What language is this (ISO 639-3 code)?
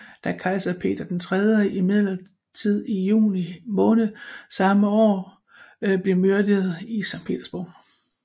dan